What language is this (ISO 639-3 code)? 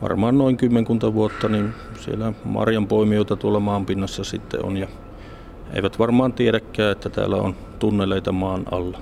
fin